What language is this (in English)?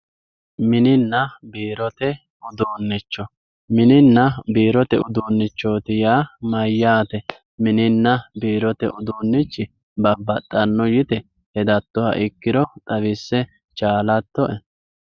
Sidamo